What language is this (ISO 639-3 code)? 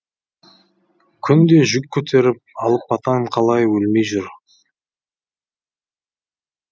kaz